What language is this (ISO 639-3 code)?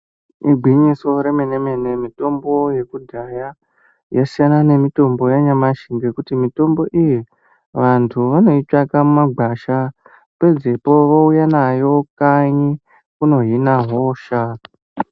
ndc